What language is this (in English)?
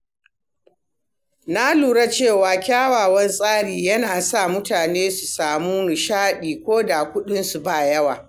Hausa